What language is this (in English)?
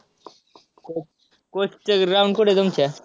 Marathi